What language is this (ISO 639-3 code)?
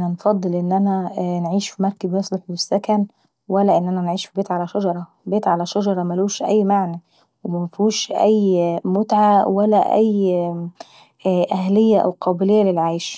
aec